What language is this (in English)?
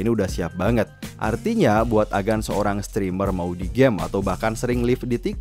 Indonesian